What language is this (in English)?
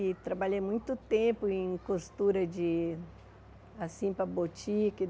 Portuguese